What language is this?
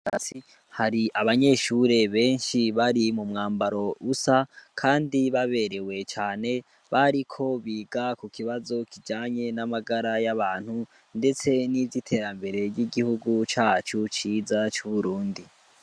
Rundi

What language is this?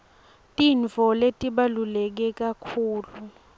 Swati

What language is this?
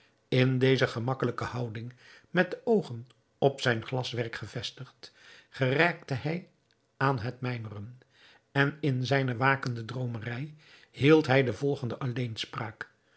Dutch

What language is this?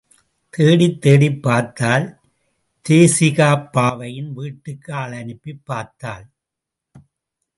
Tamil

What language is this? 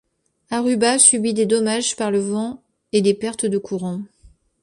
French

